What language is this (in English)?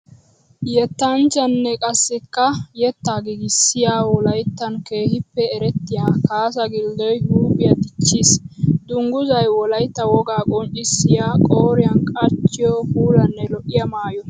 Wolaytta